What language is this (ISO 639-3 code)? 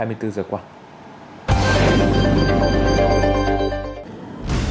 vie